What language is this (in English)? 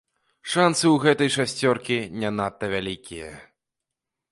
Belarusian